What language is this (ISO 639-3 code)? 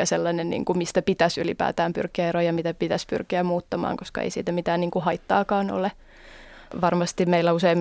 fin